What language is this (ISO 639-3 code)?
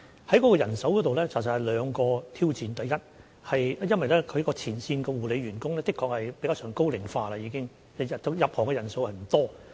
yue